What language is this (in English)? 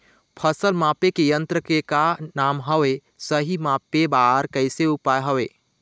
Chhattisgarhi